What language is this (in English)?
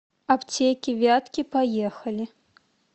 Russian